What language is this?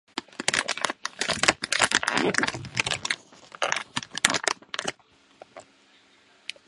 Chinese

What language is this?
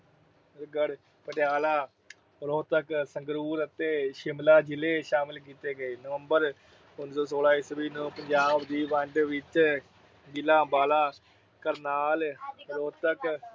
Punjabi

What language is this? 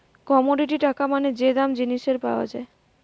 Bangla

